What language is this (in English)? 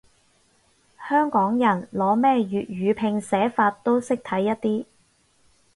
Cantonese